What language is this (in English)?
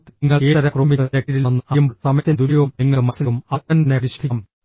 Malayalam